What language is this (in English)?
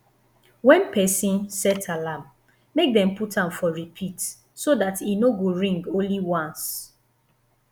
Nigerian Pidgin